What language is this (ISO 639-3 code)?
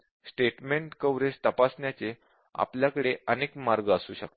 mar